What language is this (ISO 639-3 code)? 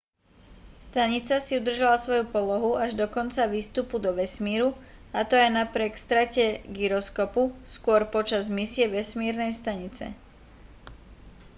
slk